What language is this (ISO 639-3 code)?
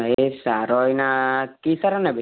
ori